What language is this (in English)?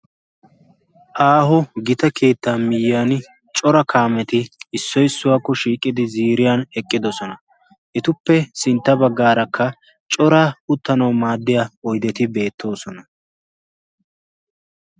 Wolaytta